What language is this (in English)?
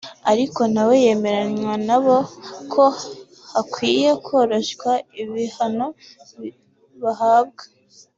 Kinyarwanda